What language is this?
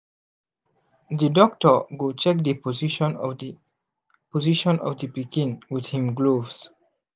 Nigerian Pidgin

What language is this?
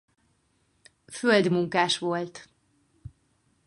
Hungarian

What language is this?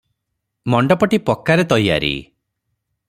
Odia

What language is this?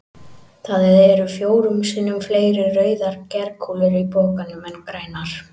Icelandic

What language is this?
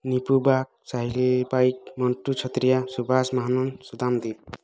Odia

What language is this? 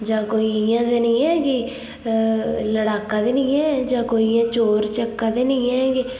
Dogri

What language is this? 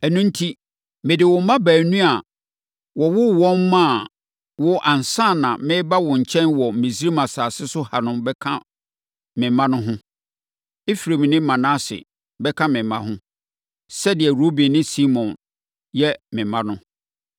Akan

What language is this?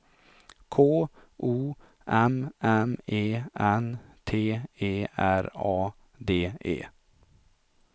Swedish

